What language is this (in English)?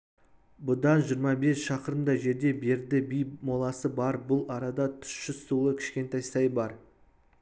Kazakh